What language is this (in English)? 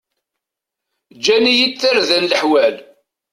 Kabyle